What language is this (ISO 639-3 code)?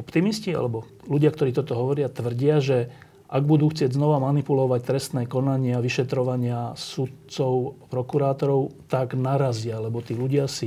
slk